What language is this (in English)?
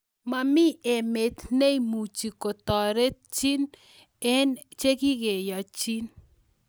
Kalenjin